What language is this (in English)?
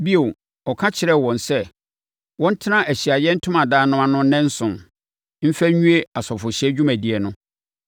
Akan